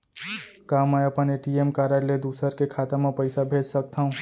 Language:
Chhattisgarhi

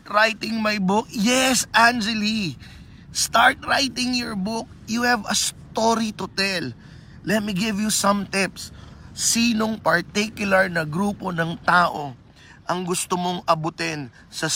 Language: Filipino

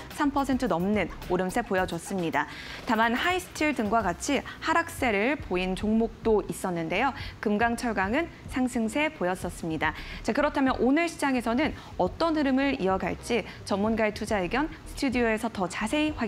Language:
Korean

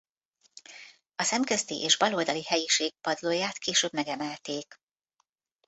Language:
Hungarian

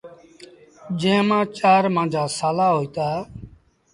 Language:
Sindhi Bhil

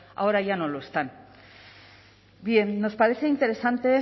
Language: Spanish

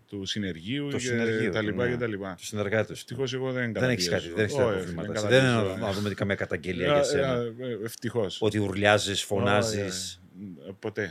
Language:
Greek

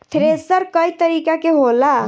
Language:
Bhojpuri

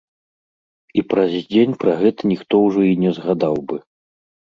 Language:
Belarusian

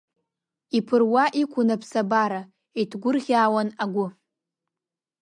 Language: Abkhazian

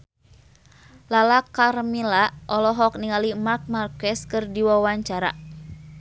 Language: Sundanese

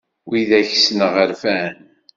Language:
Kabyle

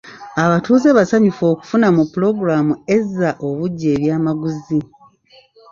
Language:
Ganda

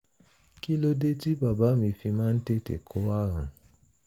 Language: Yoruba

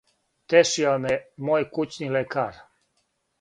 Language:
Serbian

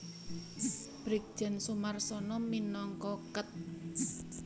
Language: Javanese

